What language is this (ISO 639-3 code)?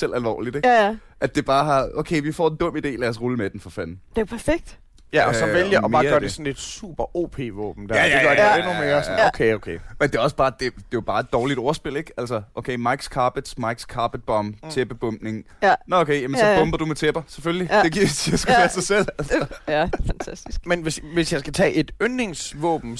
dan